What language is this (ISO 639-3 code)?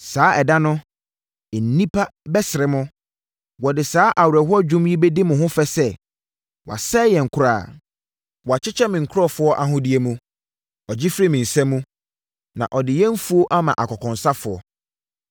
aka